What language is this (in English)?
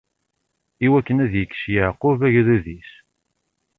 Kabyle